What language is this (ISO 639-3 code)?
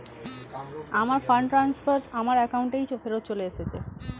ben